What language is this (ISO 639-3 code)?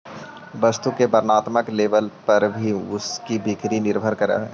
mag